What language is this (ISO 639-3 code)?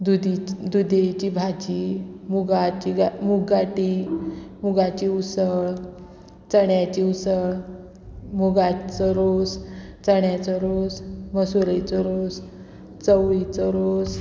kok